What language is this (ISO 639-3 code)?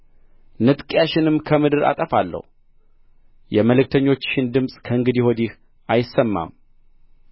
amh